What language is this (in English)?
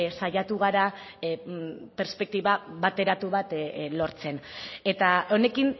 Basque